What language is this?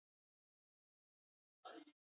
Basque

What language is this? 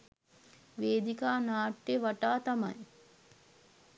Sinhala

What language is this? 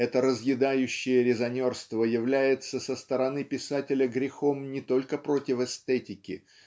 Russian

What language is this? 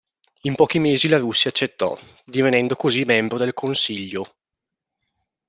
Italian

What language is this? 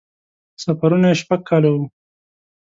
Pashto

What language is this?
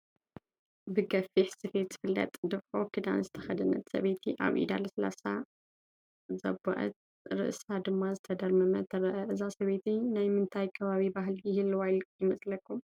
Tigrinya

